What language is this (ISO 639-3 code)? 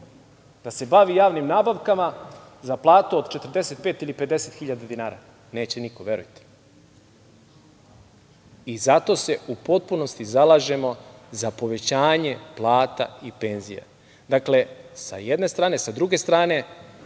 srp